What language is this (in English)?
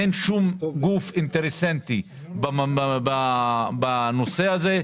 Hebrew